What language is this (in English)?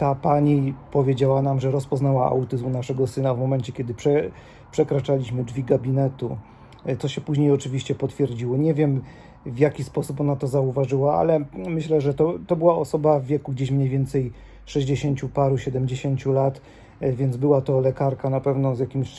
Polish